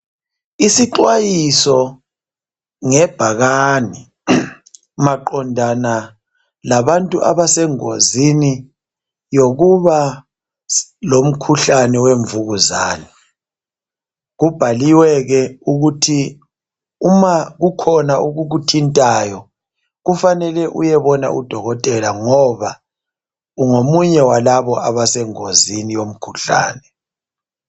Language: North Ndebele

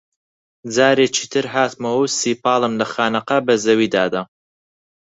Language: Central Kurdish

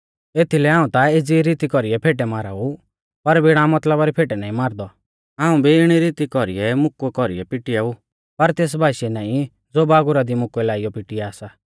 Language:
Mahasu Pahari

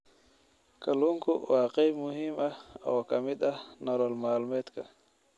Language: Somali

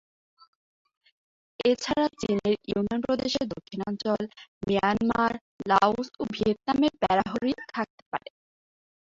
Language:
Bangla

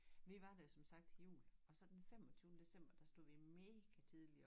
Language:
Danish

